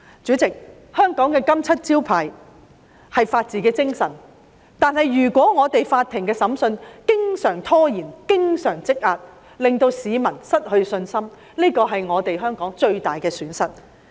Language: Cantonese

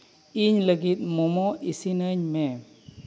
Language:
Santali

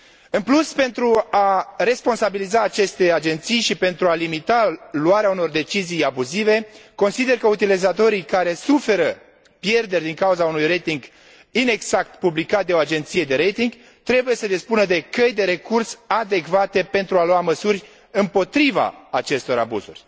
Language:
Romanian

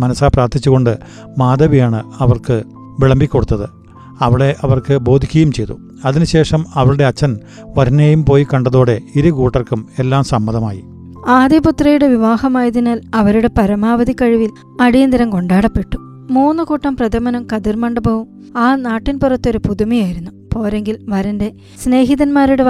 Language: Malayalam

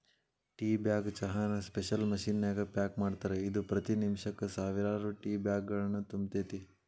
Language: Kannada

